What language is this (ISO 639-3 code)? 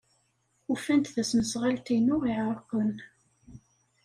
kab